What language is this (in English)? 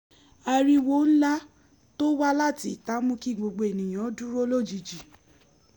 Yoruba